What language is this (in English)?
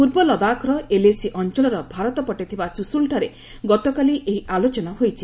Odia